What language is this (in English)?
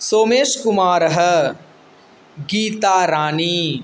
Sanskrit